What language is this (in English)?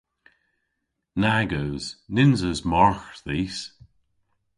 Cornish